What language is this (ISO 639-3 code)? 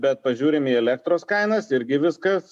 lit